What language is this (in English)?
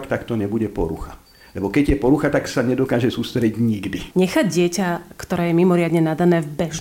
Slovak